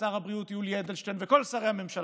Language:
Hebrew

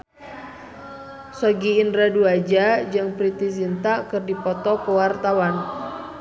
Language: Sundanese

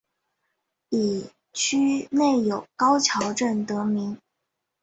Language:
Chinese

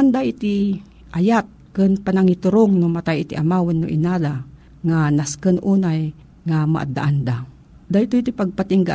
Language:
Filipino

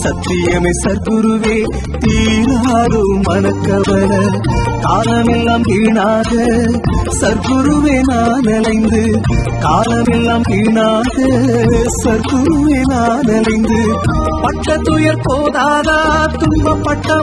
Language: Tamil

